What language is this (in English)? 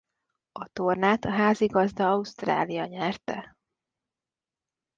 Hungarian